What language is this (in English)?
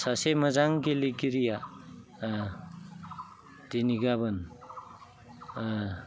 Bodo